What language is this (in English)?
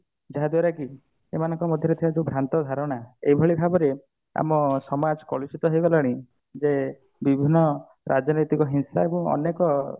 Odia